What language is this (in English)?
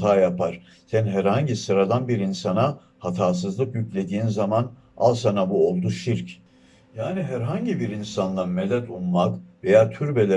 Turkish